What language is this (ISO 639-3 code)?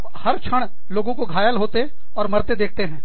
hin